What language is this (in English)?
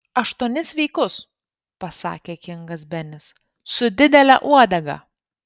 Lithuanian